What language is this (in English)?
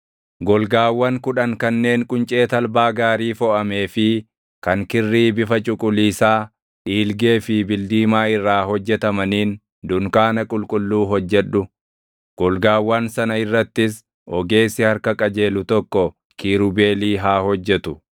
Oromo